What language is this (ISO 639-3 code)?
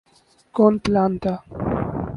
urd